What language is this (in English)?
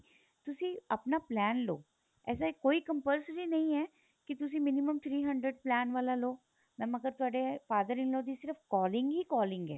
Punjabi